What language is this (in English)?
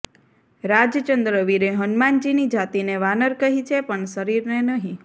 Gujarati